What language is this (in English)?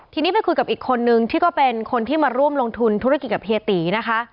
Thai